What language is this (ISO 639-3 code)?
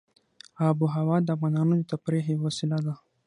pus